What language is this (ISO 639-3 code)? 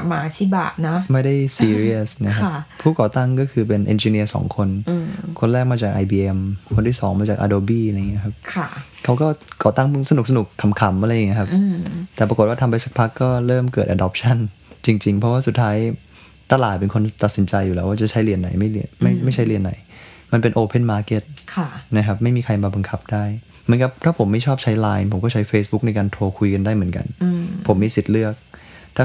tha